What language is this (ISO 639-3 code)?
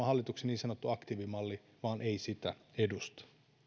fin